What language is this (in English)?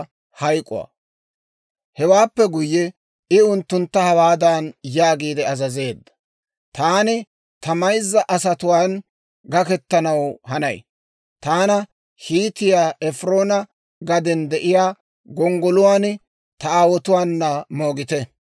Dawro